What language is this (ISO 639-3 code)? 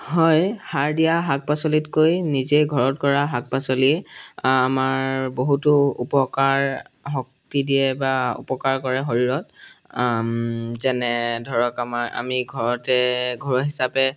asm